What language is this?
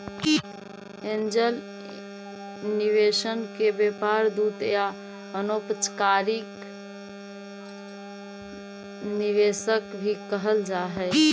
Magahi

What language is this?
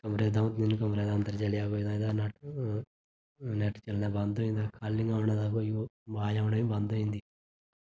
Dogri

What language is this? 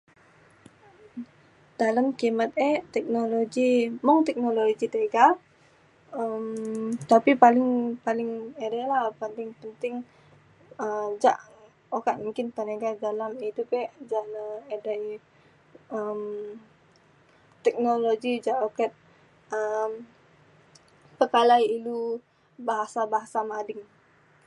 Mainstream Kenyah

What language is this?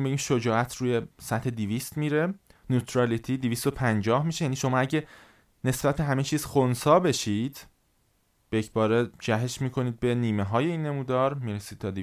Persian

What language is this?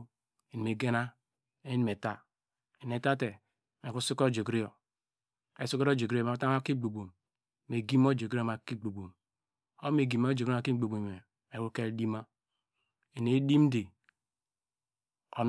Degema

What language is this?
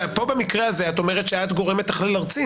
Hebrew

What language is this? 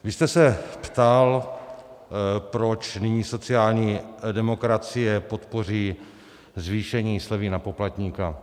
Czech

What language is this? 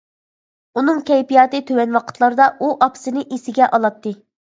Uyghur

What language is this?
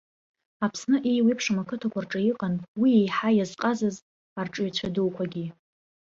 Abkhazian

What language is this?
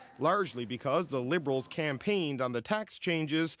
English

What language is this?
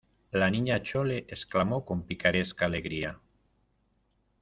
Spanish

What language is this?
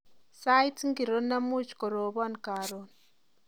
Kalenjin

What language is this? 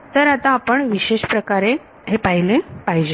Marathi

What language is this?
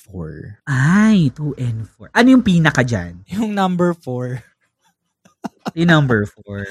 Filipino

